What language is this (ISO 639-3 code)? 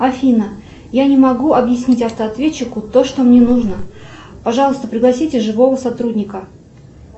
rus